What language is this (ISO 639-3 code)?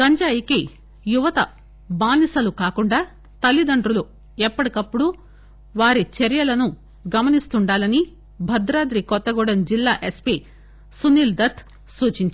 tel